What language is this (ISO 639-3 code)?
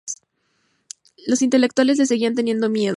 spa